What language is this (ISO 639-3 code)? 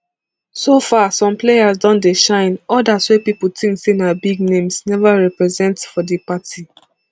pcm